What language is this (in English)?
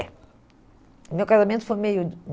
Portuguese